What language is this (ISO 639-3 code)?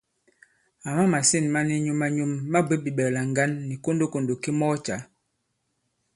abb